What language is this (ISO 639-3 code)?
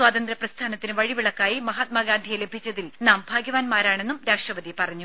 mal